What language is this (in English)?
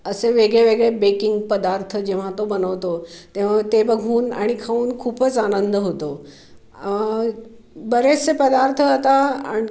Marathi